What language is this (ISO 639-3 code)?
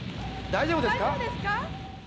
jpn